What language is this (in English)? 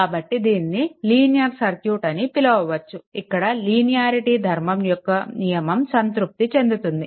Telugu